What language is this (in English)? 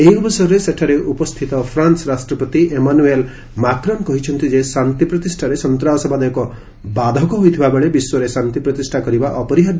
Odia